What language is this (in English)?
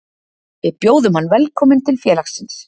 Icelandic